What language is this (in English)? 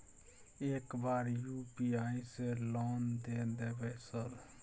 Maithili